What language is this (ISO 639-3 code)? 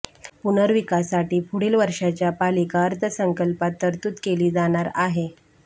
mar